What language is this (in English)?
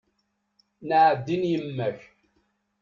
Kabyle